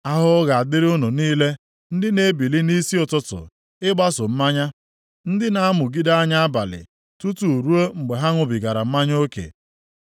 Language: Igbo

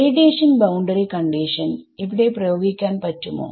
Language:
Malayalam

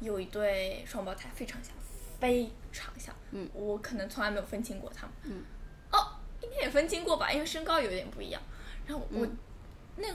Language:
Chinese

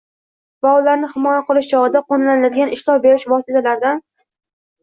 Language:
Uzbek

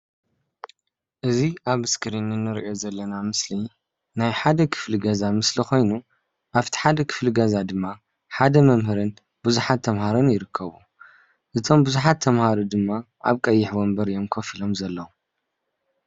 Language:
Tigrinya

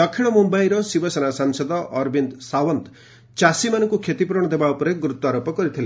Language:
Odia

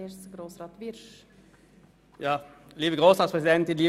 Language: Swiss German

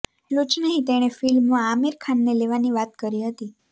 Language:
Gujarati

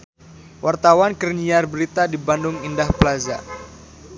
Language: Sundanese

